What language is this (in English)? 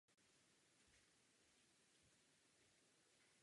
Czech